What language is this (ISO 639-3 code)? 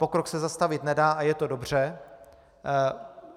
ces